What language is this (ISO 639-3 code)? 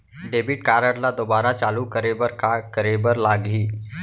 hne